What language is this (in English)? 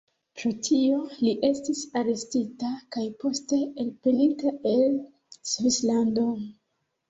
Esperanto